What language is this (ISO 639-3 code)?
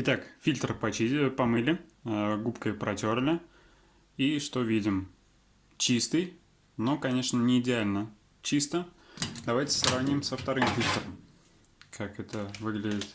rus